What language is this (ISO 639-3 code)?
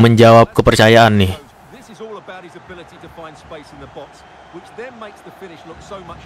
ind